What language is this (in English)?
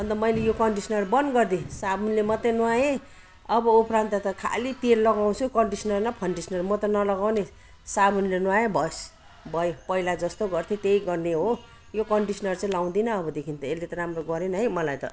Nepali